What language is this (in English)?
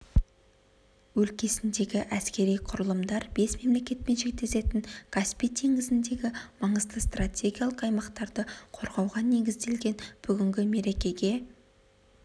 Kazakh